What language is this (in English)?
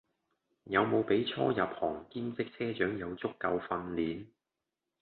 Cantonese